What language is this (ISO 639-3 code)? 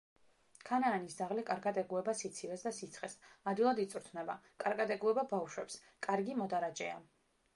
kat